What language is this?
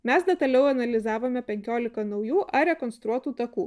Lithuanian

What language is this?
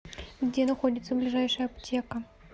Russian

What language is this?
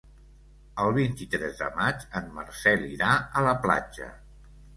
Catalan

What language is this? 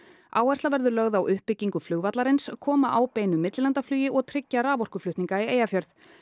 Icelandic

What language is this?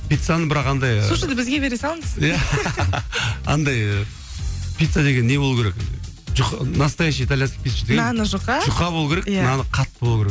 Kazakh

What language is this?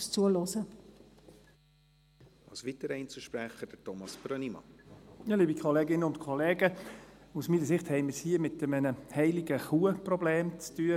Swiss German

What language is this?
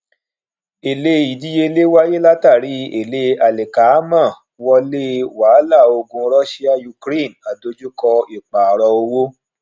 Yoruba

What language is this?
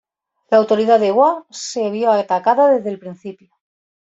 Spanish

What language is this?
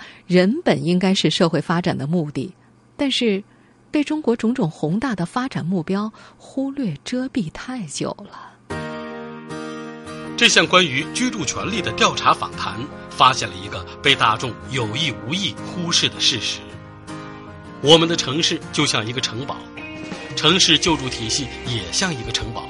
Chinese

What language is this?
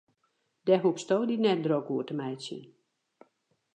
Western Frisian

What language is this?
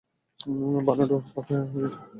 Bangla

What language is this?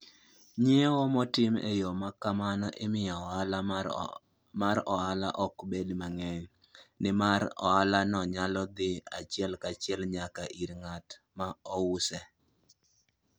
Luo (Kenya and Tanzania)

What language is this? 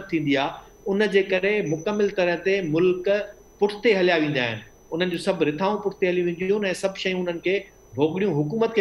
Hindi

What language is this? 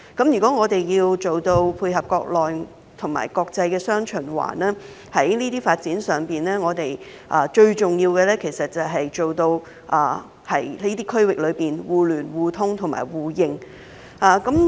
Cantonese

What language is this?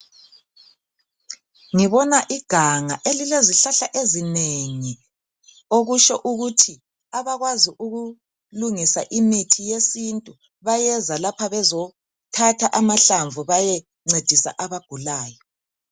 North Ndebele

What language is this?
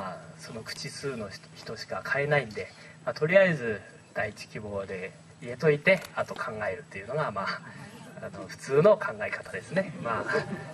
Japanese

